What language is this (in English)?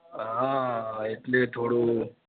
Gujarati